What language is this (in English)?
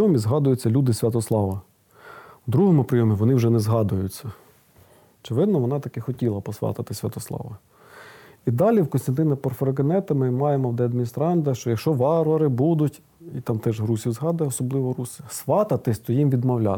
Ukrainian